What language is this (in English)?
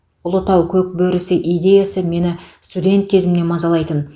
Kazakh